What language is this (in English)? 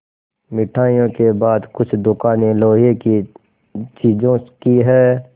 Hindi